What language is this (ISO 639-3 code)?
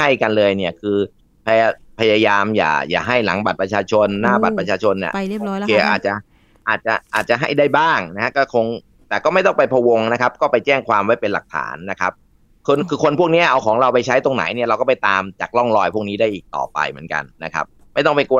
tha